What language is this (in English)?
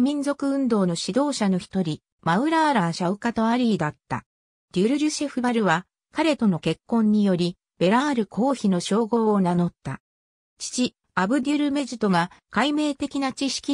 Japanese